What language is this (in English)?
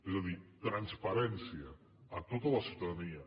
Catalan